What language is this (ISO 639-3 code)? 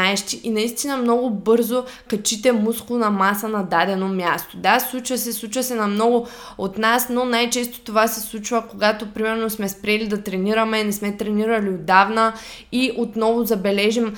bul